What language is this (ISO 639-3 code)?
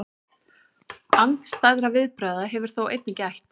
isl